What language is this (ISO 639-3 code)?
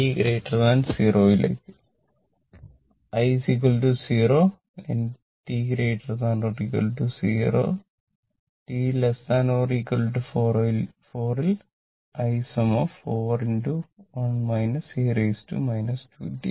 mal